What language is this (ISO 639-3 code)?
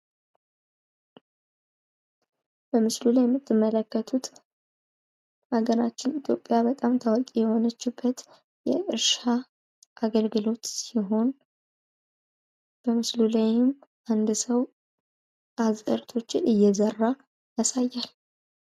amh